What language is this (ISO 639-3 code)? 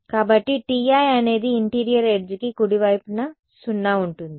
tel